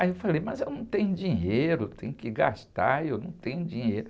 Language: Portuguese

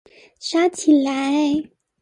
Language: Chinese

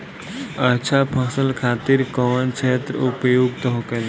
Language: Bhojpuri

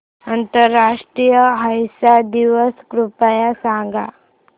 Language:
Marathi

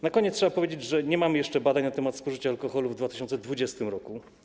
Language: Polish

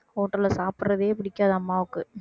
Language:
Tamil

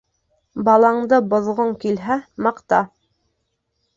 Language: Bashkir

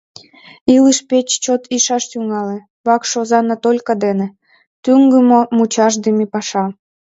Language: Mari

